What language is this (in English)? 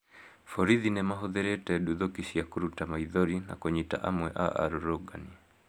Kikuyu